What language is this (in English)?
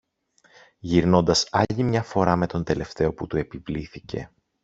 Greek